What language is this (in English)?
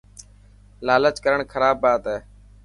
Dhatki